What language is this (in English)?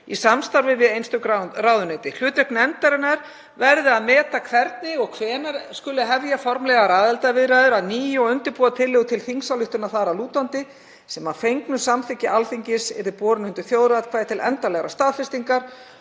Icelandic